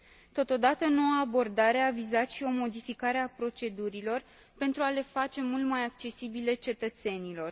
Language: Romanian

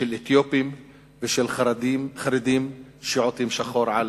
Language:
Hebrew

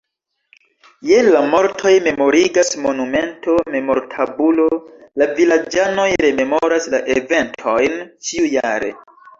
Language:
Esperanto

